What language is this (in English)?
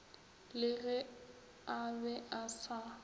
Northern Sotho